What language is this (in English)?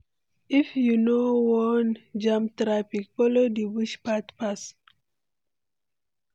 Nigerian Pidgin